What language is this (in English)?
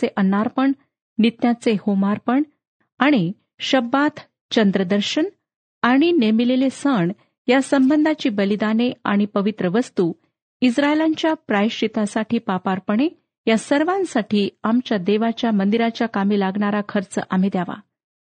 Marathi